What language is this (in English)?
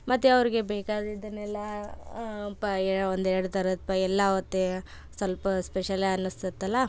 Kannada